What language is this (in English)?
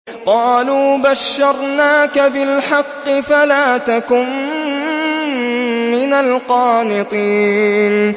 Arabic